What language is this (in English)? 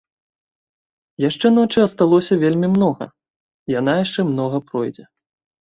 Belarusian